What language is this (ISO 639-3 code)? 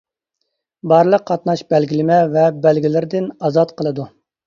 uig